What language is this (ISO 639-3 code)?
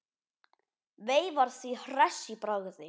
isl